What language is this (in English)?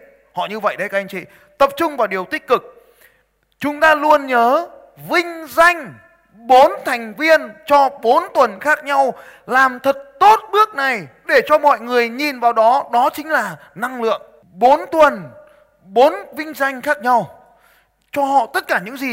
Vietnamese